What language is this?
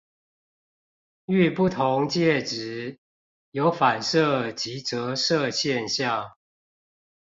Chinese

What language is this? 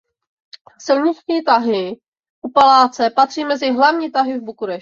Czech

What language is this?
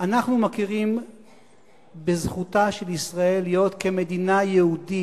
Hebrew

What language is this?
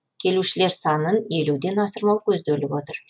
Kazakh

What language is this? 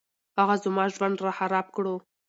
Pashto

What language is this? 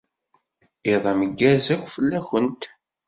Kabyle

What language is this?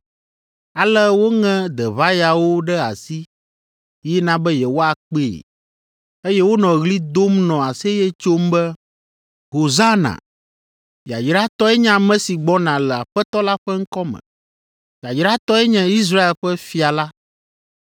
Ewe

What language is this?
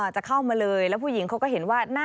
Thai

